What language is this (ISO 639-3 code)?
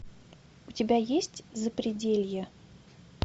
rus